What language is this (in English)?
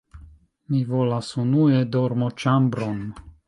Esperanto